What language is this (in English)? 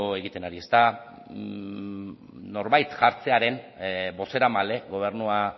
Basque